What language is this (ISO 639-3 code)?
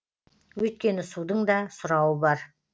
kaz